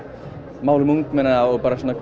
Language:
Icelandic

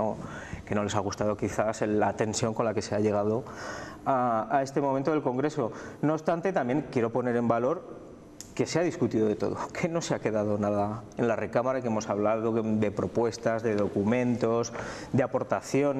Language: Spanish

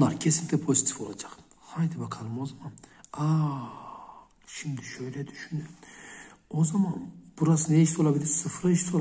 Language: Turkish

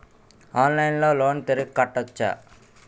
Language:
Telugu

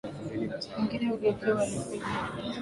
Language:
Swahili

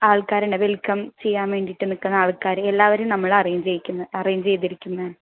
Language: Malayalam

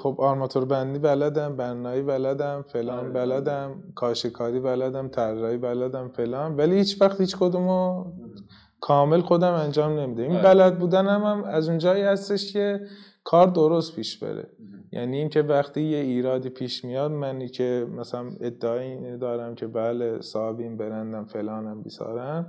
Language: Persian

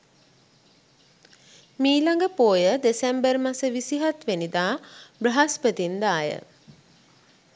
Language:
Sinhala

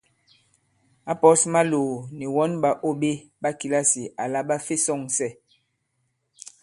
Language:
Bankon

